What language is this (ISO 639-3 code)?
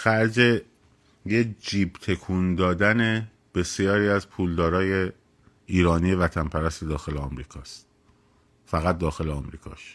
fas